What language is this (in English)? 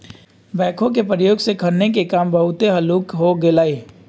Magahi